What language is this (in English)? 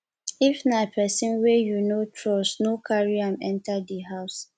Nigerian Pidgin